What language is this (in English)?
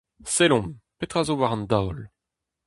Breton